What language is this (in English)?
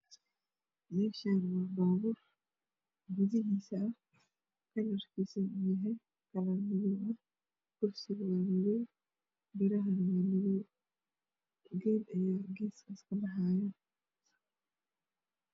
Somali